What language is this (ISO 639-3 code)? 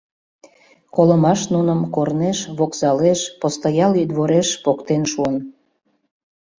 chm